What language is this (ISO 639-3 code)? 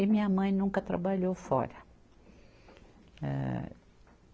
por